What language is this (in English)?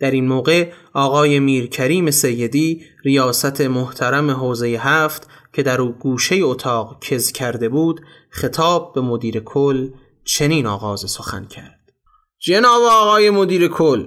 Persian